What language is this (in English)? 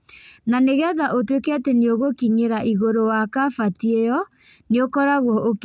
Kikuyu